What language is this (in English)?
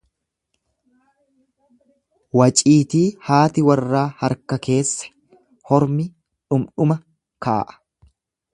Oromo